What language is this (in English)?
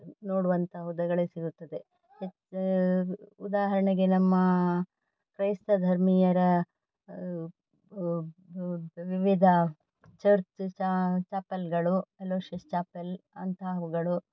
Kannada